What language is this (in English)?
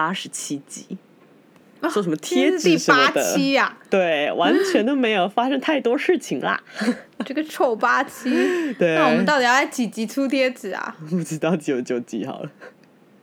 Chinese